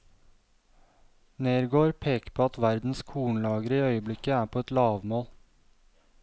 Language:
Norwegian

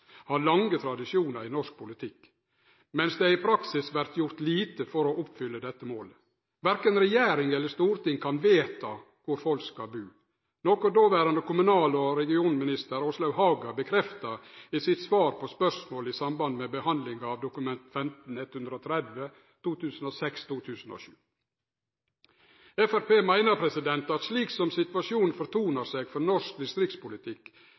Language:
Norwegian Nynorsk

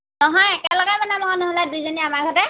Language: Assamese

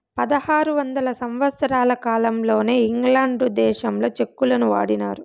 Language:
Telugu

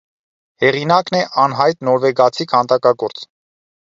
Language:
Armenian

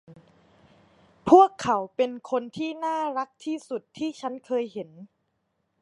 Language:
Thai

